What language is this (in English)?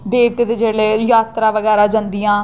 Dogri